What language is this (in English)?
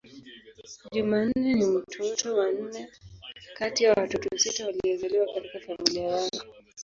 Swahili